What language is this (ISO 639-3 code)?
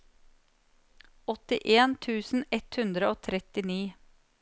nor